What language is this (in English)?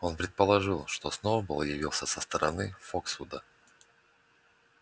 Russian